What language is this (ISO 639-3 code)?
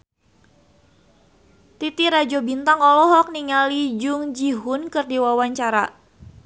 sun